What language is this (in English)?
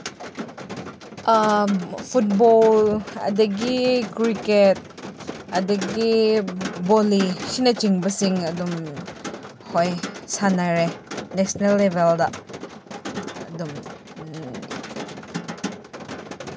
Manipuri